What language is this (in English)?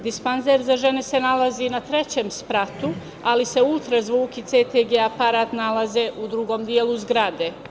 Serbian